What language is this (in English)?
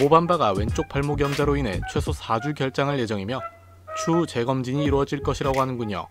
Korean